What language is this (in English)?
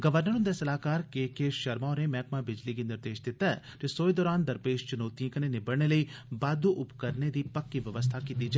Dogri